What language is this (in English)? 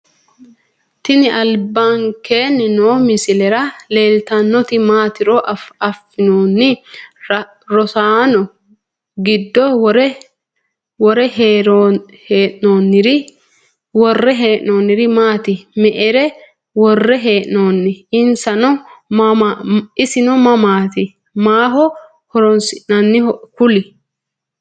Sidamo